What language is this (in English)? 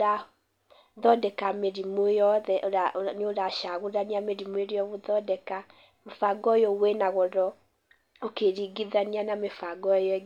Kikuyu